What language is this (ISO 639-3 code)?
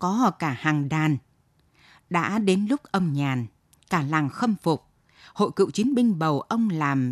vie